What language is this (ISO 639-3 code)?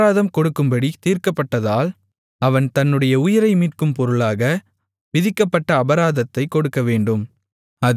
tam